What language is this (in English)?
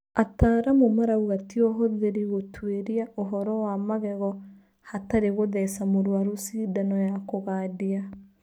Kikuyu